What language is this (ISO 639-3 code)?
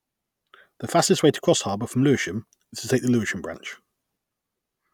eng